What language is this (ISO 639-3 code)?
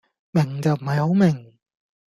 yue